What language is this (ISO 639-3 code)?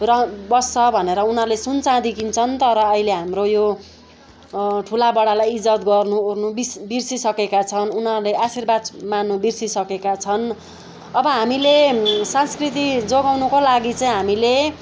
nep